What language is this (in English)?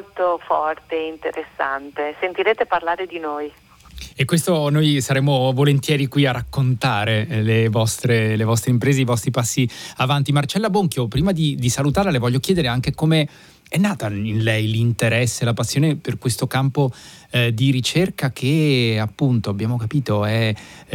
Italian